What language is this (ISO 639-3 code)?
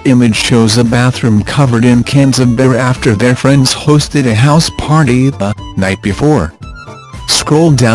eng